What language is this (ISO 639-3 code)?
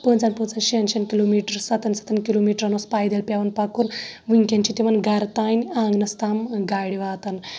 kas